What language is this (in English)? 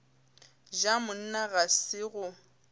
Northern Sotho